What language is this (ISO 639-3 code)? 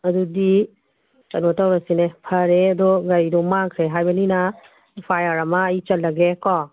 mni